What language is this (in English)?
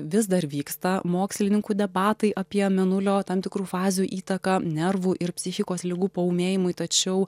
Lithuanian